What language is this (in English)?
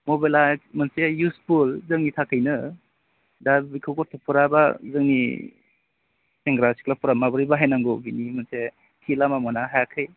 Bodo